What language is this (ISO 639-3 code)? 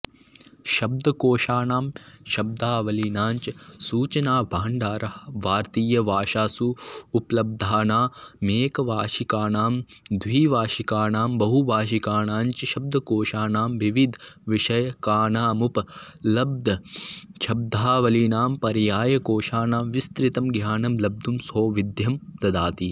san